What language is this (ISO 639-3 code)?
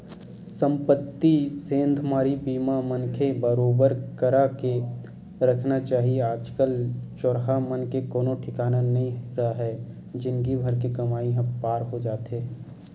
hne